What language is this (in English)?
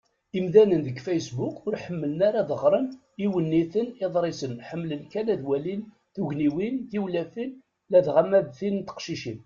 Kabyle